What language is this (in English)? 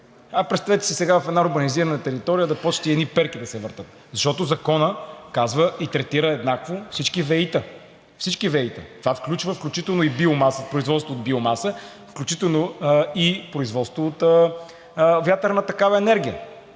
Bulgarian